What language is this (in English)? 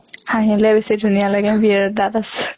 Assamese